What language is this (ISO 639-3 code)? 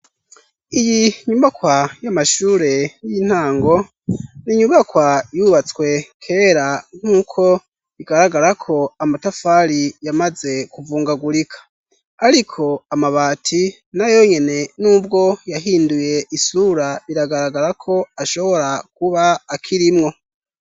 run